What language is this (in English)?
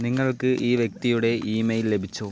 Malayalam